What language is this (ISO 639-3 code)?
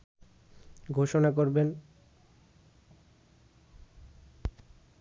ben